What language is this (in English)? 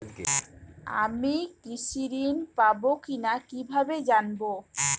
Bangla